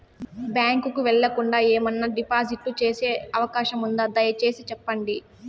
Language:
Telugu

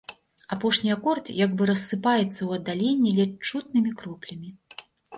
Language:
Belarusian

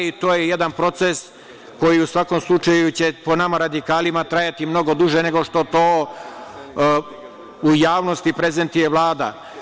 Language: Serbian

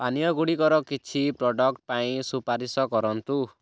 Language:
Odia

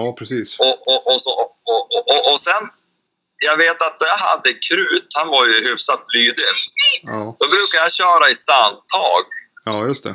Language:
Swedish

